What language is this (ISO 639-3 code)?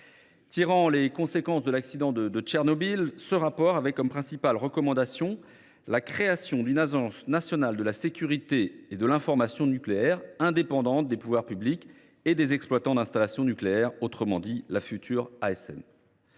fra